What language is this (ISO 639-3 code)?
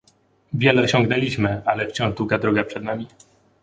pol